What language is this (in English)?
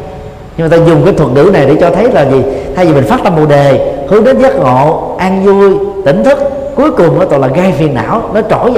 Vietnamese